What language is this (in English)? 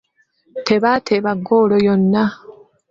Ganda